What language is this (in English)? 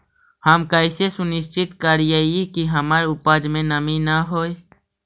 Magahi